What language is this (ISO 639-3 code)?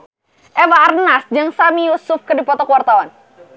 sun